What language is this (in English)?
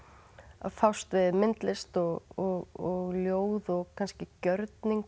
Icelandic